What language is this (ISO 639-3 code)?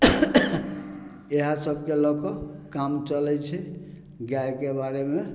mai